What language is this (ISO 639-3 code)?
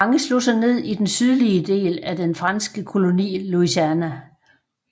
dan